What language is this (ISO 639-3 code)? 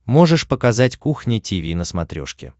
rus